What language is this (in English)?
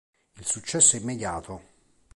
Italian